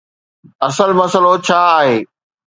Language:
Sindhi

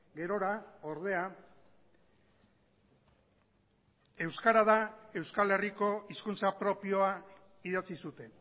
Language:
Basque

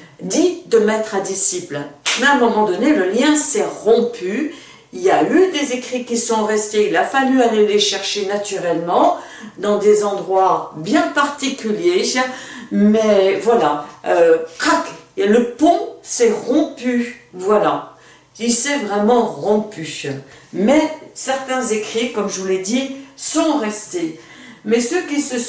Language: French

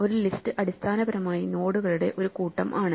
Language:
Malayalam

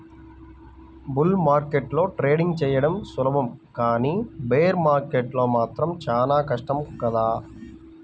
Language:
Telugu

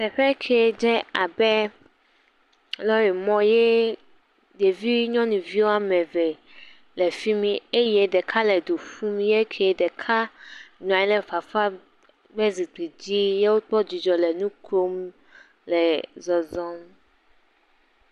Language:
Ewe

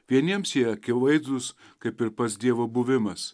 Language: Lithuanian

